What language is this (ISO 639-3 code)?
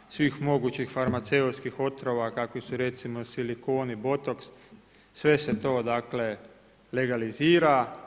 hrv